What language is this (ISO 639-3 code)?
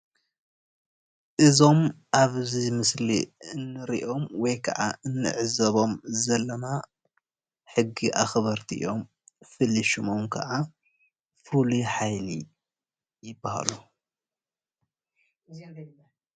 tir